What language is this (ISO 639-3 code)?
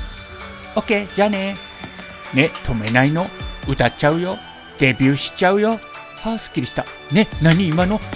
jpn